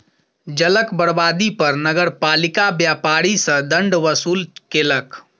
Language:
Maithili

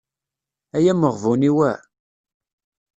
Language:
Kabyle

